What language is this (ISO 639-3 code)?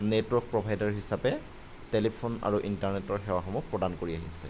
asm